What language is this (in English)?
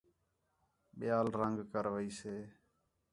Khetrani